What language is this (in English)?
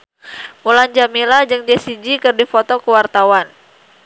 Sundanese